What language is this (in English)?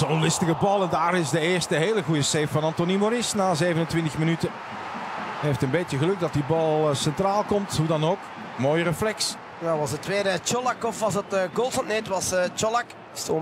Dutch